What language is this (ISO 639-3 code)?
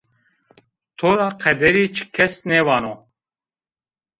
zza